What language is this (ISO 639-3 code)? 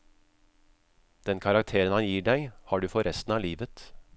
nor